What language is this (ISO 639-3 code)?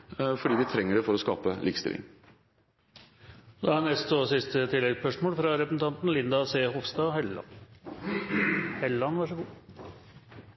nor